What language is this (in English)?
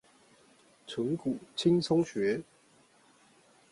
Chinese